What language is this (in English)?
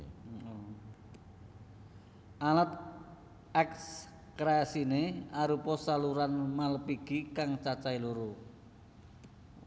Javanese